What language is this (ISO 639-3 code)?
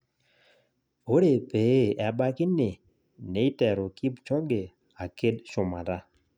mas